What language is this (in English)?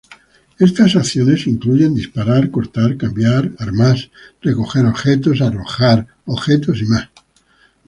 Spanish